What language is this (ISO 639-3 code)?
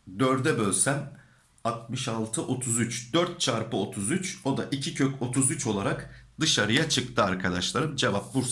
tur